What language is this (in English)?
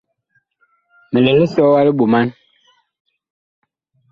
Bakoko